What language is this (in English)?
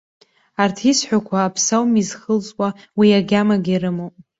Abkhazian